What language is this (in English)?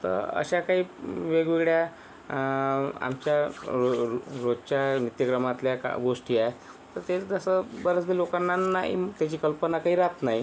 Marathi